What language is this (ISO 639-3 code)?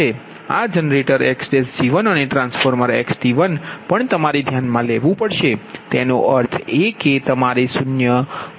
guj